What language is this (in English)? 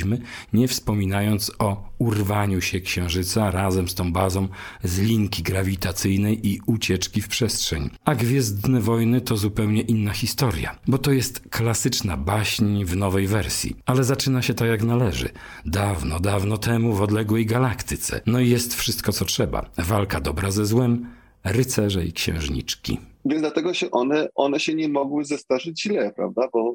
Polish